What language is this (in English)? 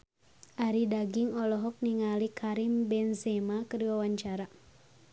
Sundanese